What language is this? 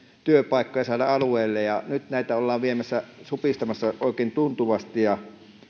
Finnish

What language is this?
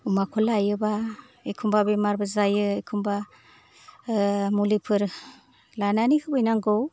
Bodo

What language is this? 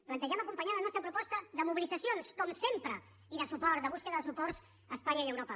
Catalan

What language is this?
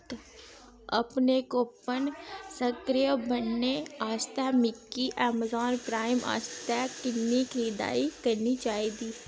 Dogri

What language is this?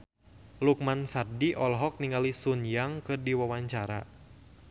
Sundanese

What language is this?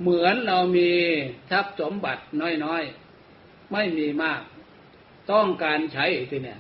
Thai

